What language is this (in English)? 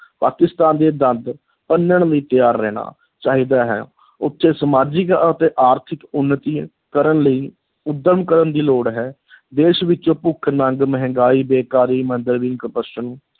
Punjabi